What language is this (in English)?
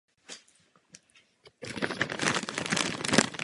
Czech